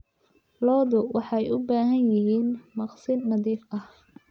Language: Somali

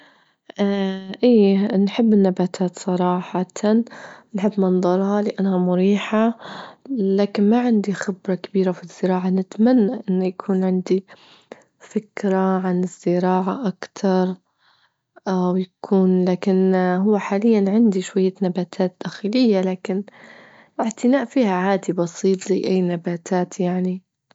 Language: Libyan Arabic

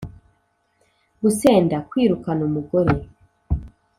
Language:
Kinyarwanda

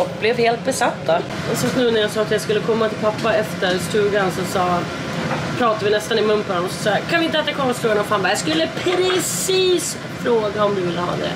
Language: Swedish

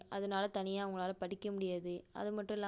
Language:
Tamil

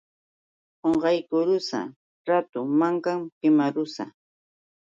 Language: Yauyos Quechua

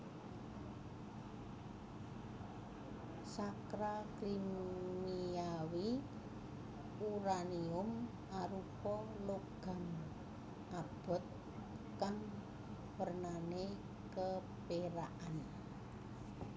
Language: Javanese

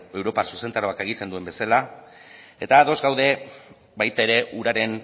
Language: Basque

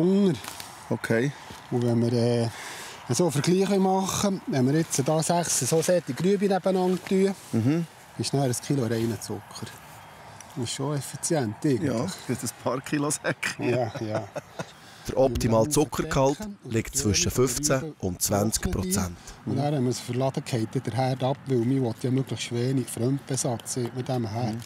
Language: German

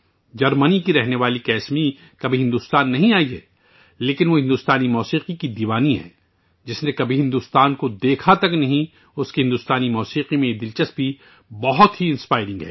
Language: Urdu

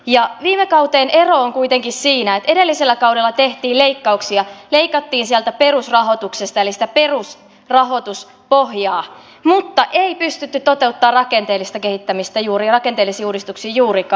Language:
Finnish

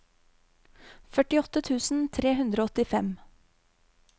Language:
Norwegian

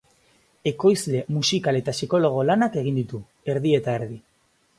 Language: Basque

